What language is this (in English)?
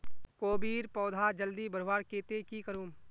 Magahi